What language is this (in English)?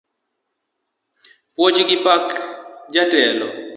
Luo (Kenya and Tanzania)